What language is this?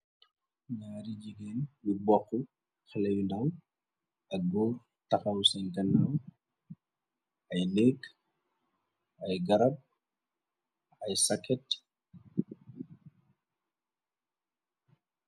Wolof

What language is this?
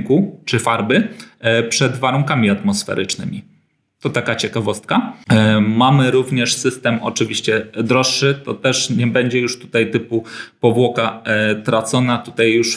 Polish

